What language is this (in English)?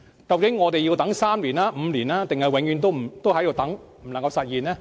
Cantonese